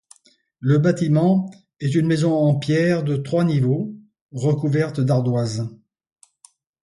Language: French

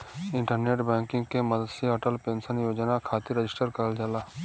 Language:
Bhojpuri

